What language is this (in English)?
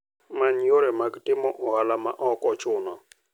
Luo (Kenya and Tanzania)